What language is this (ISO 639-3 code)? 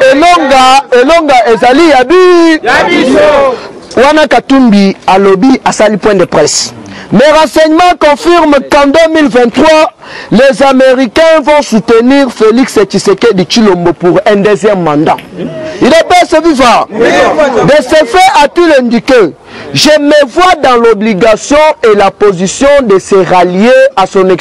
fra